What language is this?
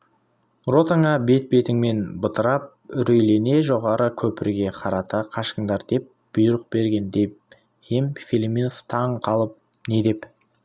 Kazakh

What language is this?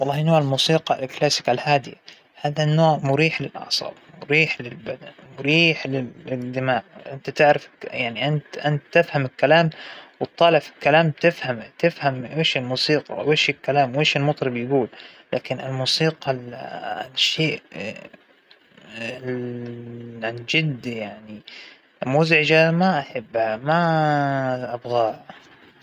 Hijazi Arabic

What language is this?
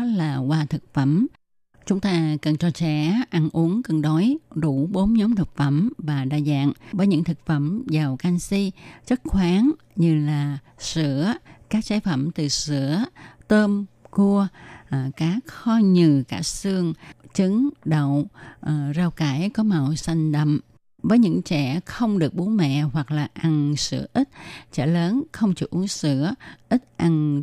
Vietnamese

